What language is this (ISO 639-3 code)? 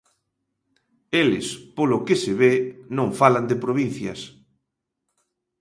glg